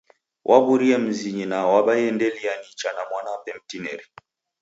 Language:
Taita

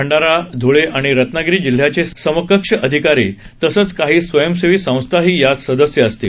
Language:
Marathi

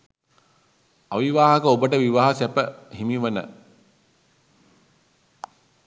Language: Sinhala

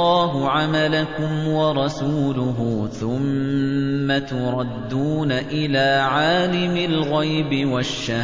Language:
Arabic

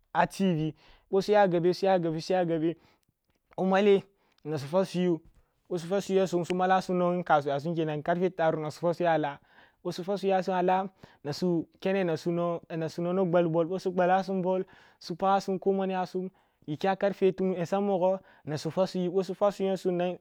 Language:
Kulung (Nigeria)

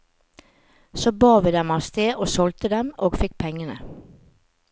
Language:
Norwegian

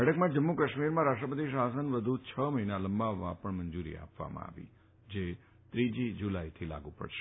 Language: Gujarati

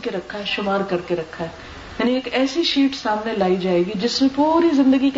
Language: Urdu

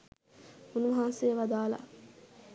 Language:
Sinhala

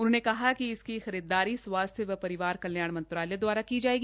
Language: Hindi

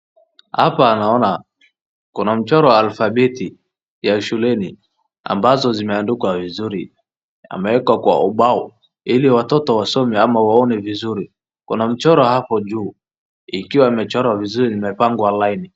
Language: Swahili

